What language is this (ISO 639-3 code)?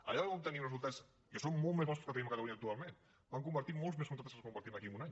cat